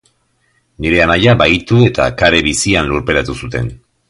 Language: Basque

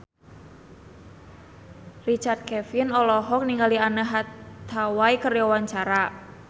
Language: Sundanese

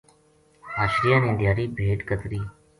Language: Gujari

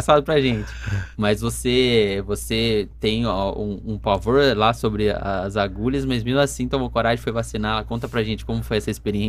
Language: Portuguese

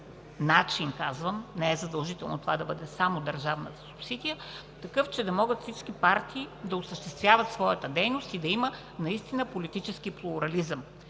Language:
Bulgarian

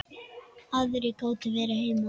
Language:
Icelandic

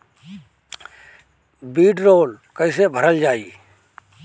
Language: Bhojpuri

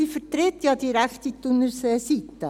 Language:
Swiss German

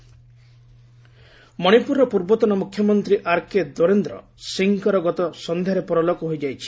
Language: Odia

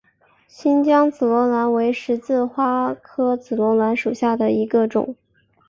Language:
Chinese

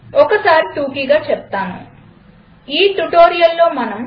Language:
Telugu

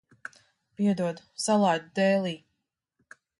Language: Latvian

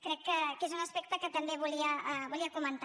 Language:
Catalan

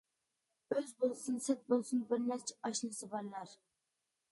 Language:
Uyghur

